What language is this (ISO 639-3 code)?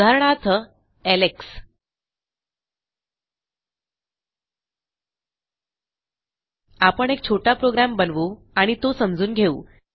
mar